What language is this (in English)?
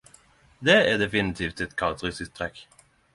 Norwegian Nynorsk